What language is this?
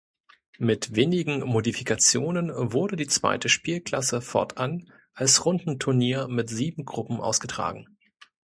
German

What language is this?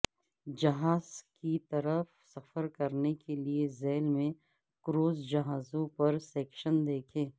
Urdu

